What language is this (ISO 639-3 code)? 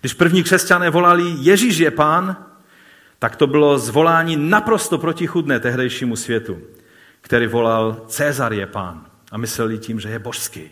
ces